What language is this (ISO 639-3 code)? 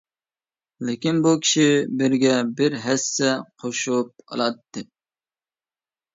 uig